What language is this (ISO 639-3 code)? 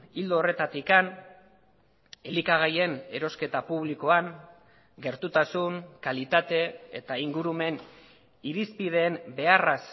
eus